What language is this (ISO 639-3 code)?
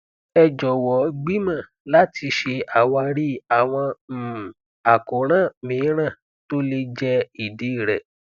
yor